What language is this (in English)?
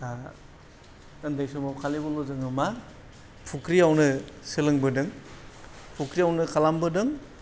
Bodo